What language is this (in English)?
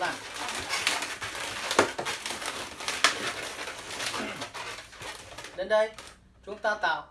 Vietnamese